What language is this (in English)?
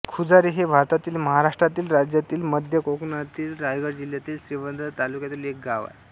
Marathi